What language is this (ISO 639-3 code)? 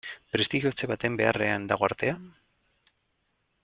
eus